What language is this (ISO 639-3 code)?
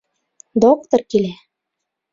bak